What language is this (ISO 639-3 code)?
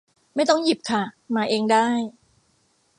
tha